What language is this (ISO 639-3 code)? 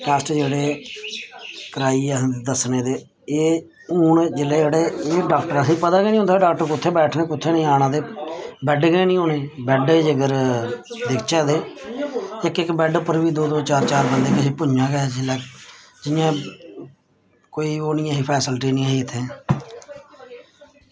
doi